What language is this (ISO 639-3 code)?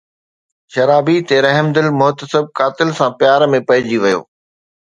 snd